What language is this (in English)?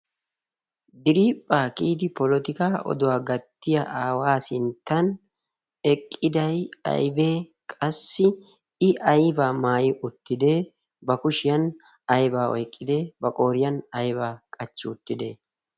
Wolaytta